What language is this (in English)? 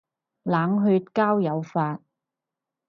Cantonese